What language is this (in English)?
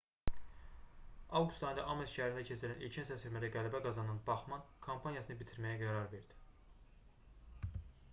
Azerbaijani